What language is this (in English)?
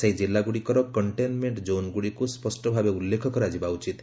Odia